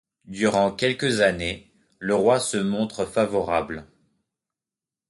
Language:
French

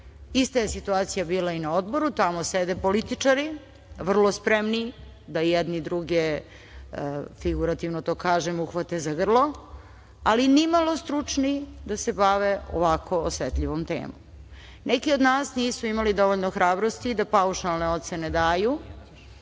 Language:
Serbian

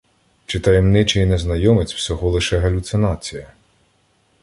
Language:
Ukrainian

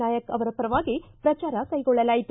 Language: Kannada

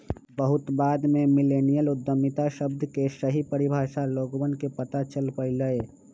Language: Magahi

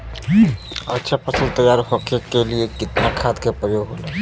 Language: Bhojpuri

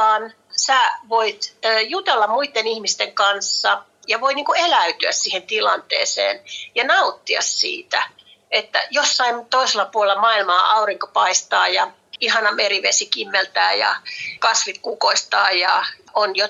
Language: Finnish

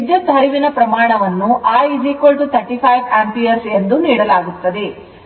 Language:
Kannada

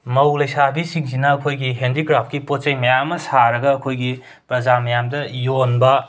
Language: Manipuri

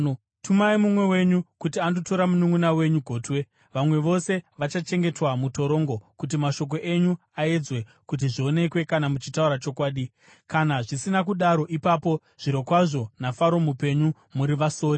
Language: Shona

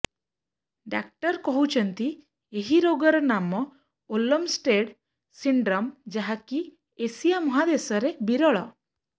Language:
Odia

